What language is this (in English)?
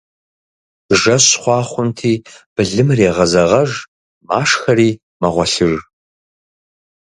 Kabardian